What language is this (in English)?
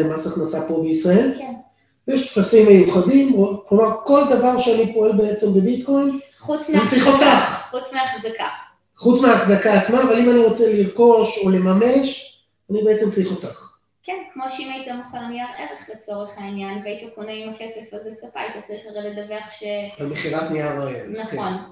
Hebrew